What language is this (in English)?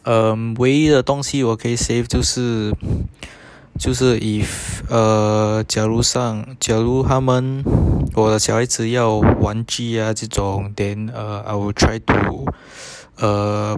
English